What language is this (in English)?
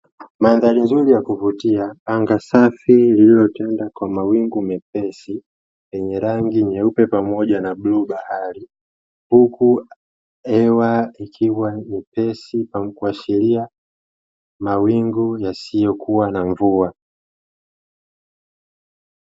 Swahili